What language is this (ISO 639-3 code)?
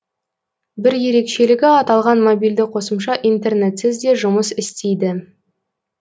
kaz